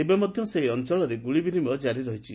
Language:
Odia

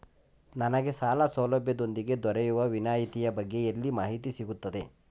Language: Kannada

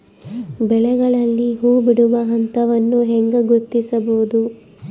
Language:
Kannada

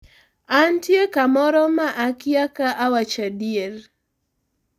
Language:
Luo (Kenya and Tanzania)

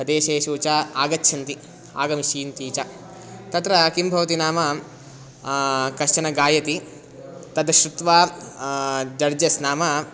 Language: Sanskrit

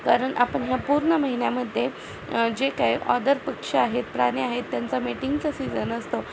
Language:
Marathi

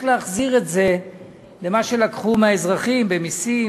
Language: Hebrew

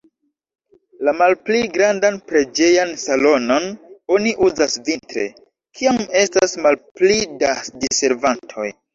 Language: Esperanto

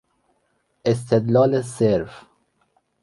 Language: Persian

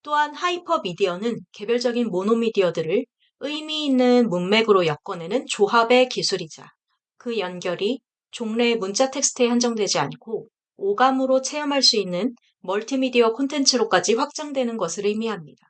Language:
Korean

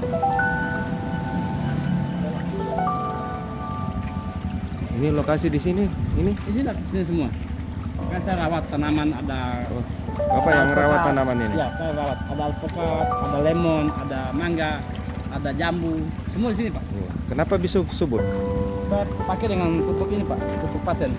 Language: Indonesian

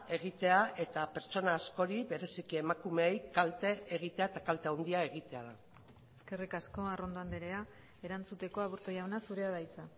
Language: Basque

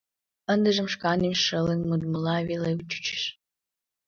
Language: Mari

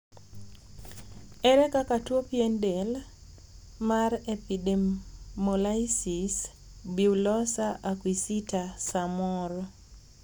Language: Luo (Kenya and Tanzania)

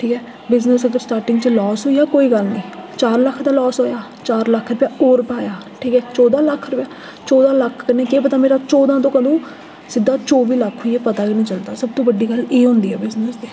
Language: Dogri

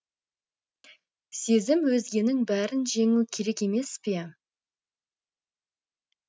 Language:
Kazakh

